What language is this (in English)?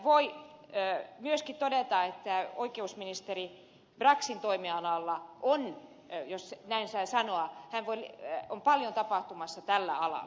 Finnish